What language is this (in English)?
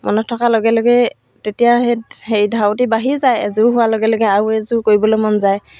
Assamese